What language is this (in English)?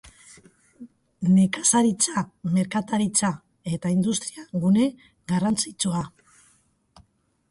Basque